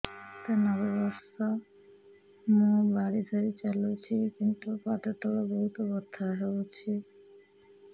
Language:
Odia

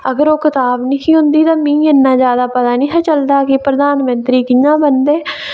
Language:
Dogri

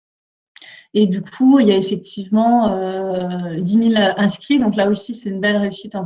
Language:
French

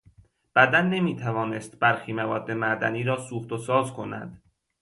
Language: Persian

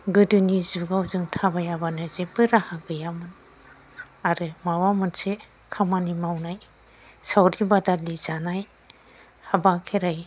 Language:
Bodo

